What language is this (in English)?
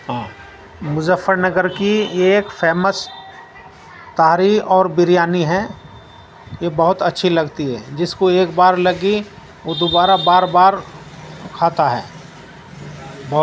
Urdu